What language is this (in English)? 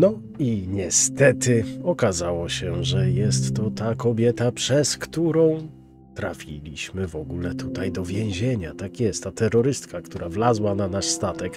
Polish